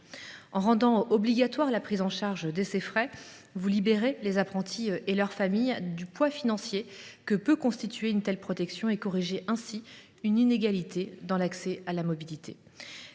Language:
French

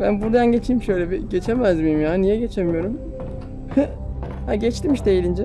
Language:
Turkish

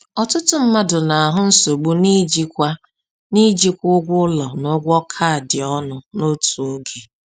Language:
Igbo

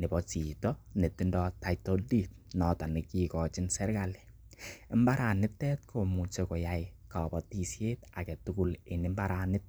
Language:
Kalenjin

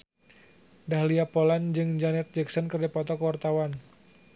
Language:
Sundanese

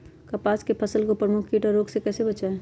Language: Magahi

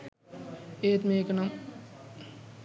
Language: Sinhala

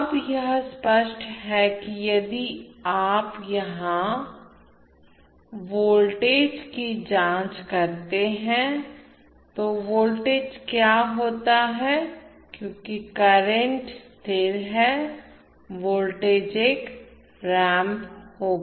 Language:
Hindi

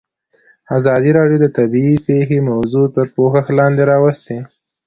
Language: Pashto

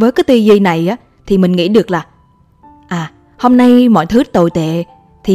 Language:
Vietnamese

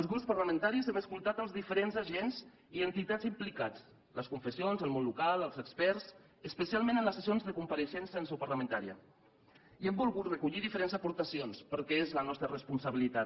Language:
Catalan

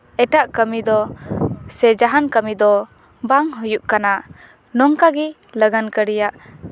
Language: Santali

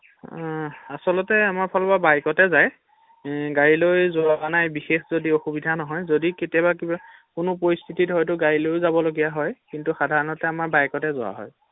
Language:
Assamese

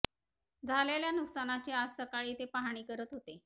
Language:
Marathi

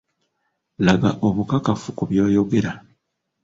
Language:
Ganda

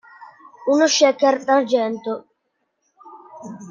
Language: Italian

